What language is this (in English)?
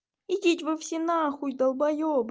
Russian